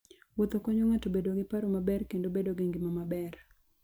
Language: Luo (Kenya and Tanzania)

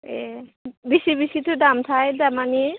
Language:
Bodo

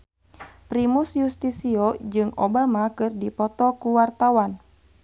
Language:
Sundanese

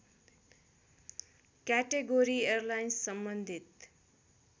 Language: Nepali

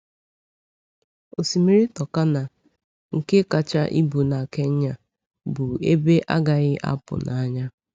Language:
Igbo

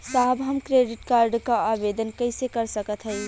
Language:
Bhojpuri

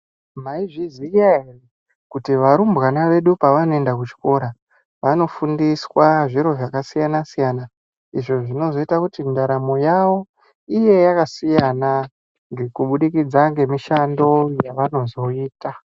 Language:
Ndau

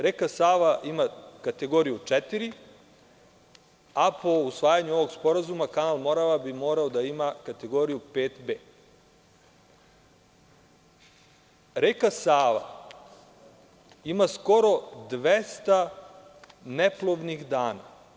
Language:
Serbian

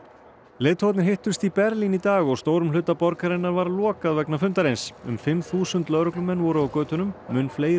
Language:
Icelandic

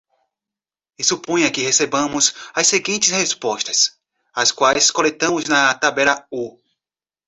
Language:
Portuguese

